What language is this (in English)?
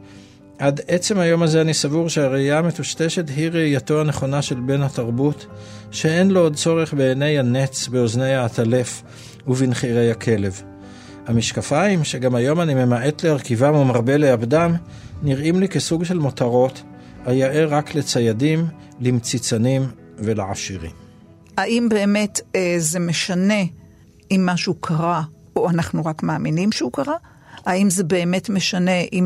Hebrew